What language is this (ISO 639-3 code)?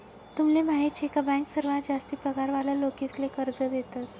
mar